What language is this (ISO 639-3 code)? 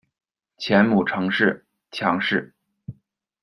zho